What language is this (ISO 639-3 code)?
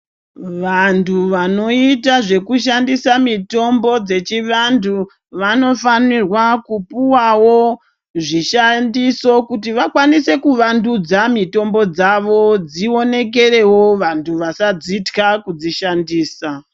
ndc